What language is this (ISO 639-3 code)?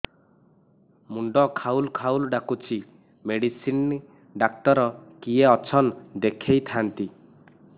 ori